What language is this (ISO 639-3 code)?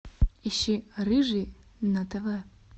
rus